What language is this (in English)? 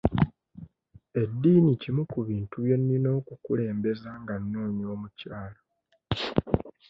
Ganda